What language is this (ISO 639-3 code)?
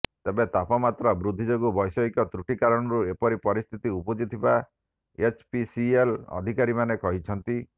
ori